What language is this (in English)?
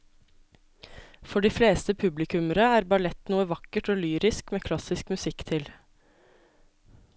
Norwegian